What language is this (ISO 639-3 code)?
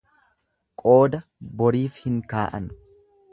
orm